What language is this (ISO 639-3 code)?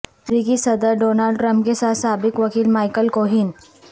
urd